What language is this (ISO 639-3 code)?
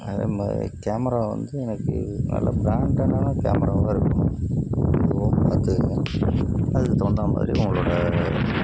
tam